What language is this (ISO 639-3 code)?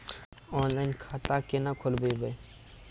mai